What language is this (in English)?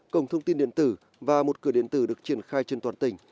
Vietnamese